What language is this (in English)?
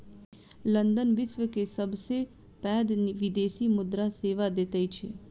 Maithili